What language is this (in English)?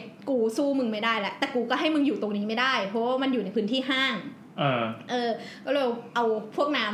Thai